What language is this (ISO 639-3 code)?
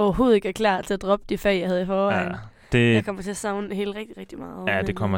dan